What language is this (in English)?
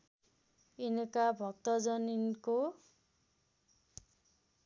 Nepali